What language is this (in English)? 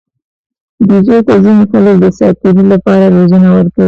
Pashto